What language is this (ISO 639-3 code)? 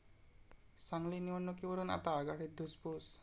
mar